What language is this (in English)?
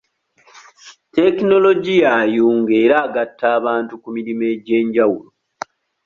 Ganda